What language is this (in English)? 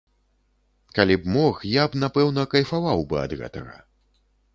Belarusian